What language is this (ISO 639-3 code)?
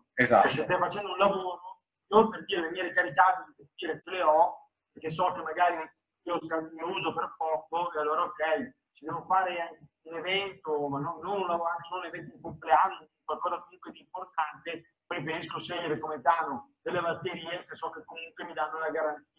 ita